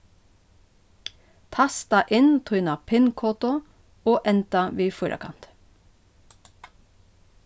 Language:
Faroese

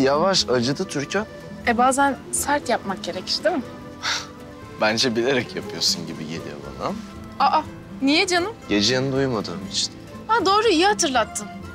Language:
Turkish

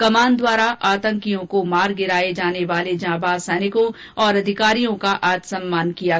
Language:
Hindi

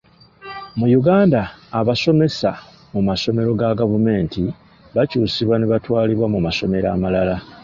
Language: Ganda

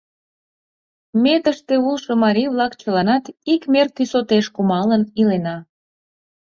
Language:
Mari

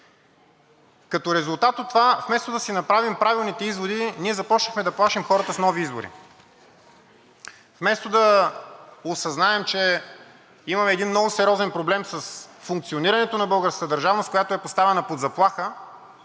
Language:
Bulgarian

